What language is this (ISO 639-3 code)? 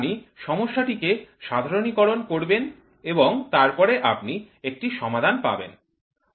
ben